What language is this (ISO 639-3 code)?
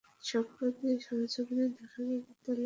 ben